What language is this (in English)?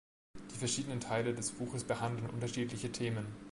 German